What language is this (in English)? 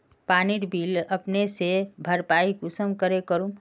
Magahi